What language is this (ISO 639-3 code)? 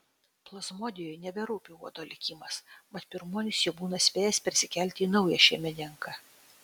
lit